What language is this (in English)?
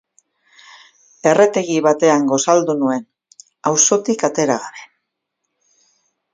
Basque